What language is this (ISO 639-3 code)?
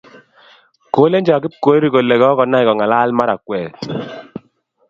kln